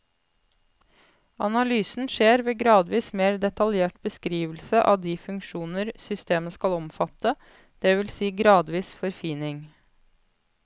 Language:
Norwegian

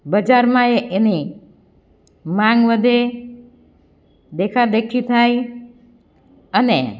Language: Gujarati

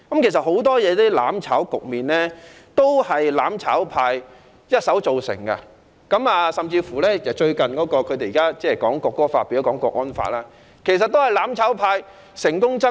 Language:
Cantonese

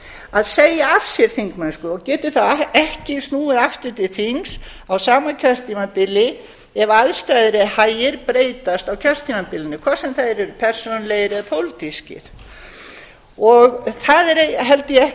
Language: Icelandic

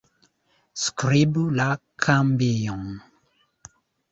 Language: Esperanto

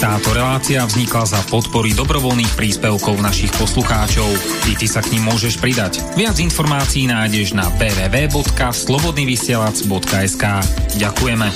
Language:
Slovak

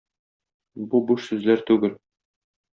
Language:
Tatar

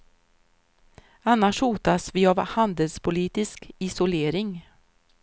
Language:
Swedish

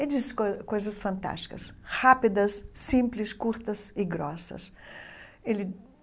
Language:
Portuguese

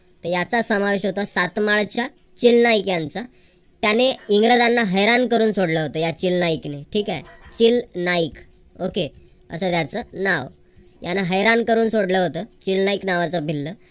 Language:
Marathi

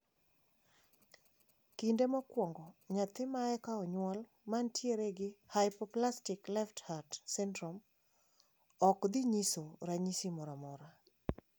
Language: Luo (Kenya and Tanzania)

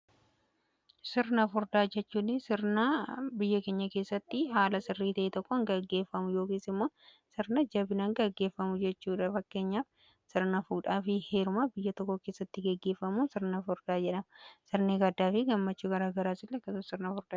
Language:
Oromo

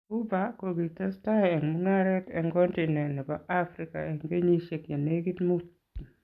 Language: Kalenjin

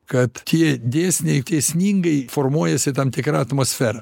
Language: Lithuanian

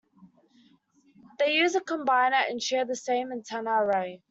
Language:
English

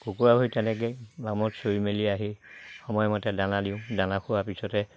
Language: Assamese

